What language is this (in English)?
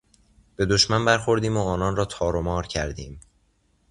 Persian